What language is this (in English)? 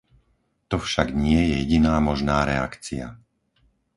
Slovak